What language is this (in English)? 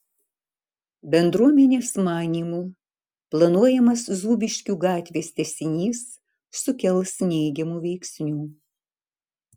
Lithuanian